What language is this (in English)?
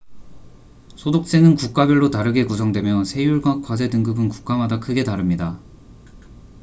Korean